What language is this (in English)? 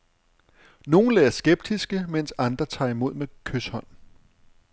Danish